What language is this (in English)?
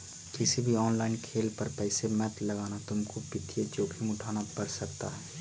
Magahi